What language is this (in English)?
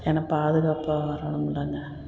Tamil